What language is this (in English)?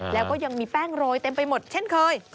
Thai